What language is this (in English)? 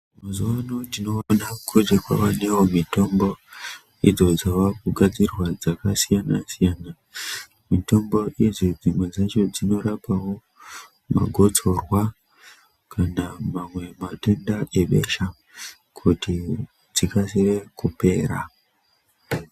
Ndau